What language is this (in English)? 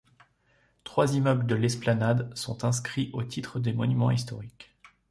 French